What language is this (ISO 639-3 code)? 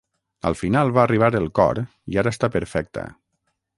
cat